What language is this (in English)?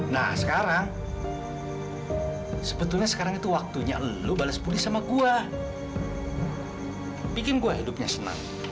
Indonesian